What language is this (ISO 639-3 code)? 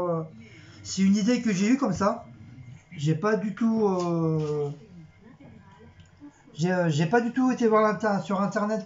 fra